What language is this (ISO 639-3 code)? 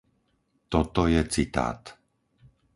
slk